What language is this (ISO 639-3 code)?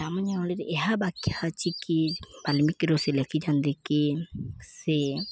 ori